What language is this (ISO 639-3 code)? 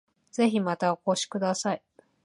jpn